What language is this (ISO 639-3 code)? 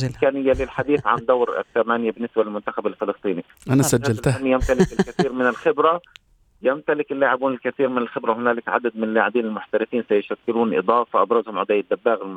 ara